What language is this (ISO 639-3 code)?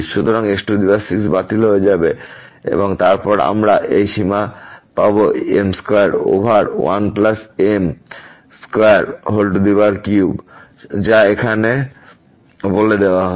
ben